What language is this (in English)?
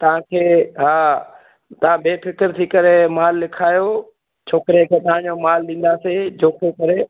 Sindhi